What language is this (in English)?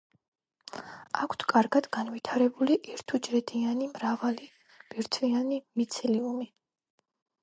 Georgian